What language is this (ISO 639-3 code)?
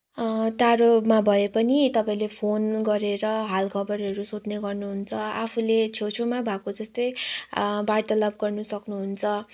nep